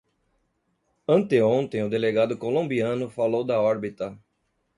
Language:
Portuguese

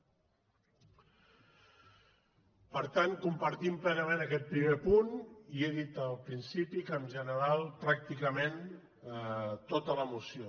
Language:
Catalan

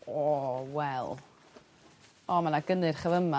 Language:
Welsh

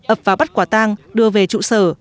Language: Vietnamese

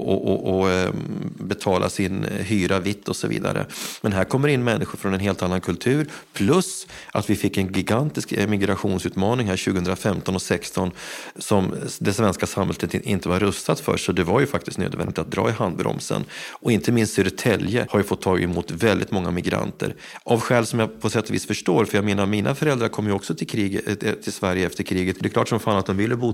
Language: Swedish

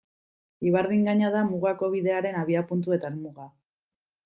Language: Basque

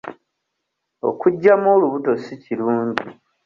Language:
Ganda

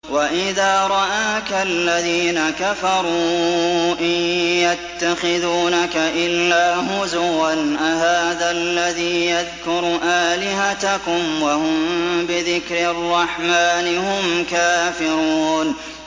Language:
Arabic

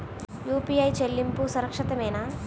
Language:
Telugu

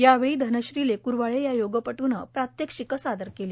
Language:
Marathi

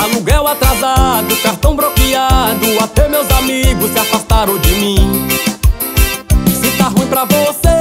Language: Portuguese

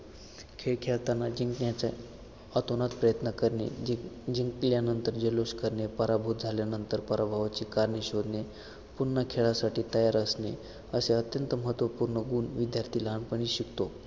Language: Marathi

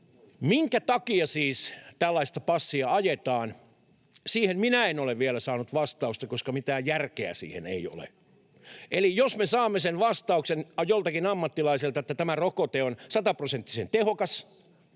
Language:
Finnish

